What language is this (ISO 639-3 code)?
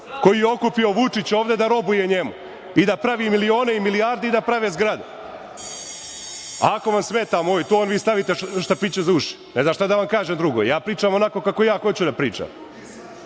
srp